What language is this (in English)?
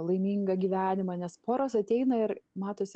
Lithuanian